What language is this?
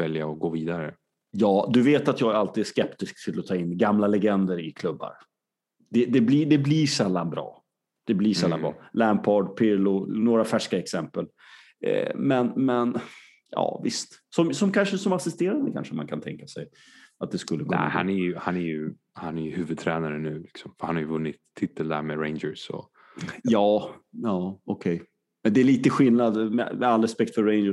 Swedish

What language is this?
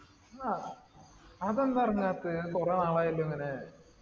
Malayalam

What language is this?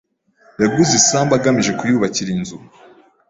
Kinyarwanda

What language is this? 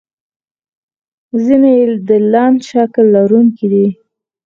Pashto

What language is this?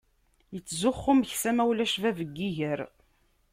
Kabyle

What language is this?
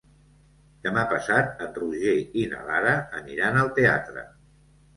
Catalan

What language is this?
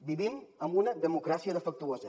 Catalan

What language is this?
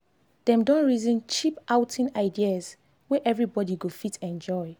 Nigerian Pidgin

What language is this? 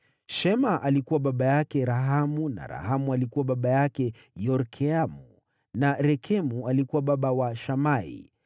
Swahili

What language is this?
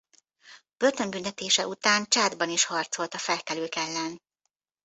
Hungarian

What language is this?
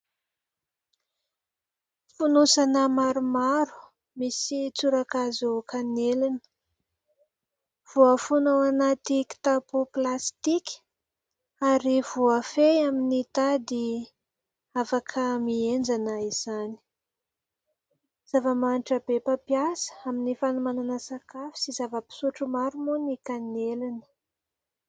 Malagasy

